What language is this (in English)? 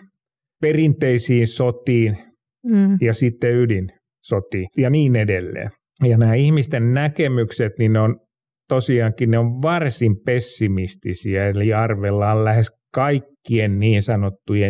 Finnish